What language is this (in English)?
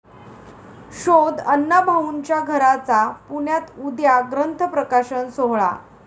Marathi